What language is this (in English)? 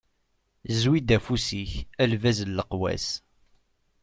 Kabyle